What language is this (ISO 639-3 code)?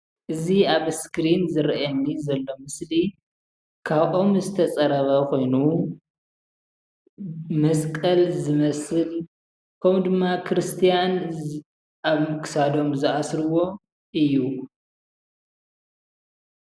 tir